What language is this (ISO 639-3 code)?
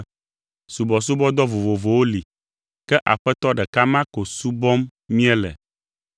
ewe